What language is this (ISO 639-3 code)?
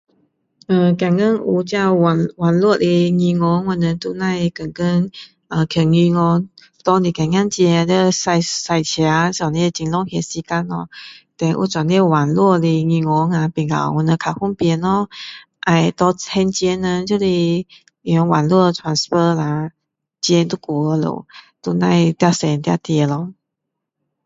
cdo